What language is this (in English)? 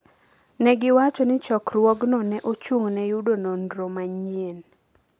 Luo (Kenya and Tanzania)